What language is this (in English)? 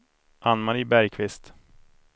Swedish